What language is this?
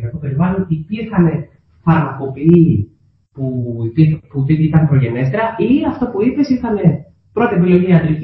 Greek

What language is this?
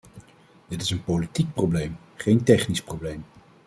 Dutch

